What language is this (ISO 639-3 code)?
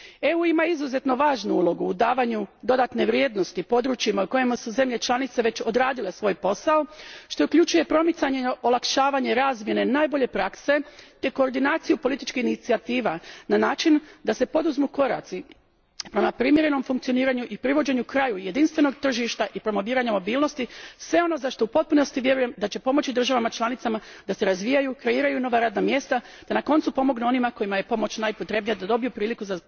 hrv